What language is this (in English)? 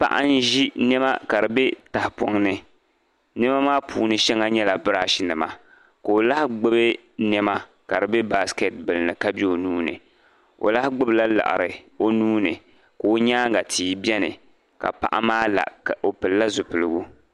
Dagbani